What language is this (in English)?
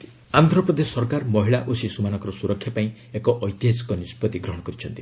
Odia